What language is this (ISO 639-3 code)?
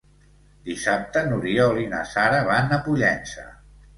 cat